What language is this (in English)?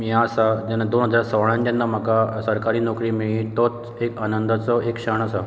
Konkani